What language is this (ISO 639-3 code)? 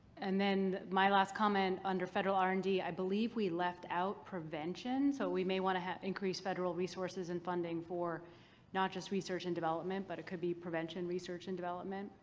eng